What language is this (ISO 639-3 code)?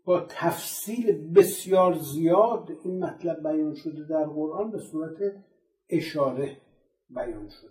fas